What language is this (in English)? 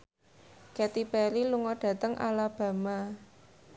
Javanese